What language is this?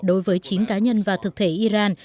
Vietnamese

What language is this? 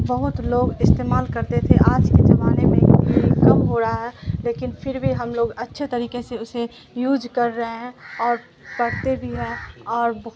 Urdu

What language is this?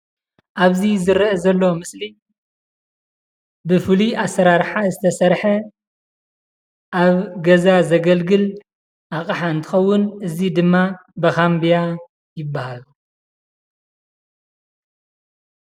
Tigrinya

